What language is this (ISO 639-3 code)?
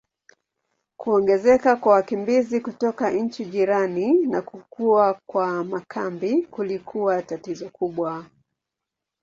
swa